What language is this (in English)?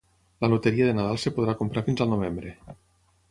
Catalan